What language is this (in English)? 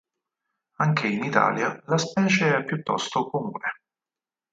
Italian